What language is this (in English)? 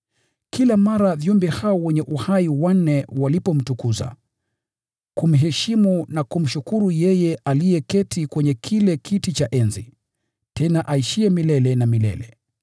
Swahili